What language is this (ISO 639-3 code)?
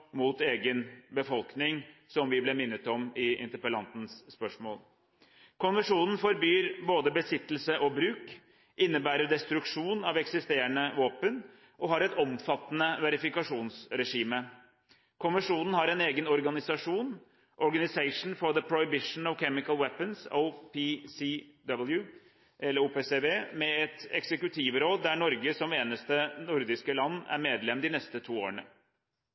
nob